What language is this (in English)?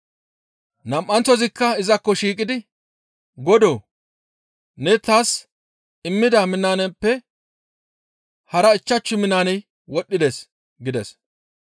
Gamo